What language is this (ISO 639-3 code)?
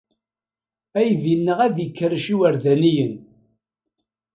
kab